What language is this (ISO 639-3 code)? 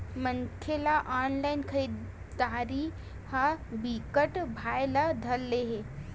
hne